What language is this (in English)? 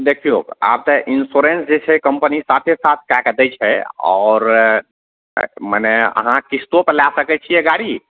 Maithili